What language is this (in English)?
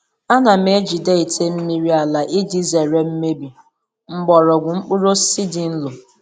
Igbo